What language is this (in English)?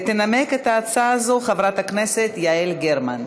Hebrew